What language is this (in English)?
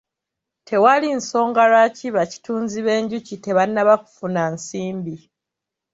Ganda